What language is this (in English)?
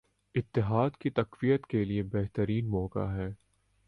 Urdu